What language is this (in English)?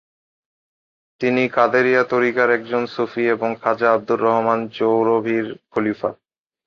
Bangla